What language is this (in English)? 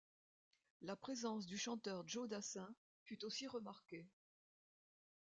French